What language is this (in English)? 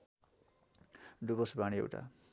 Nepali